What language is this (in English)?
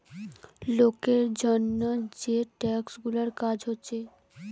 Bangla